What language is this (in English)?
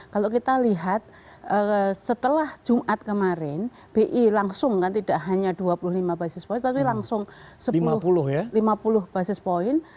Indonesian